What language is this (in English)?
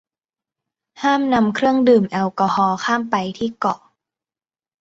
Thai